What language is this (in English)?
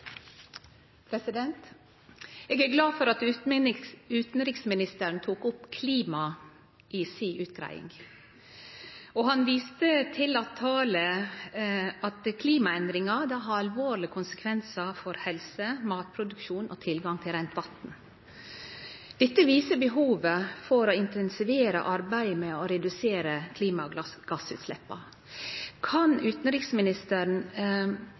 Norwegian Nynorsk